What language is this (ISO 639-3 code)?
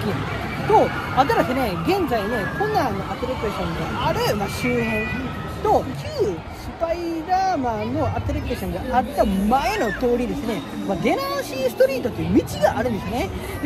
jpn